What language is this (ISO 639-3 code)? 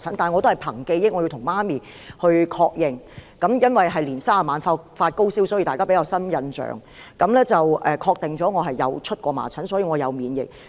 yue